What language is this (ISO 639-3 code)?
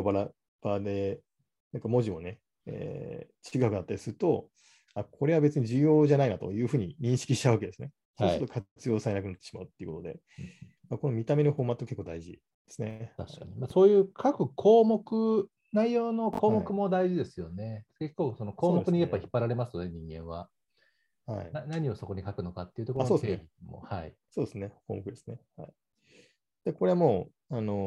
jpn